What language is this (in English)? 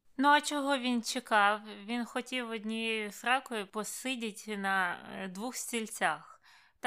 Ukrainian